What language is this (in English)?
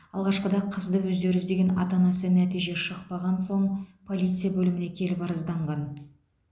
Kazakh